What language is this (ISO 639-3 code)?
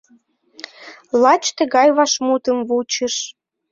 chm